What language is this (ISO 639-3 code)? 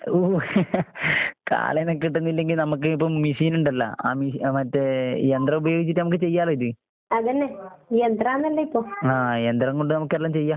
mal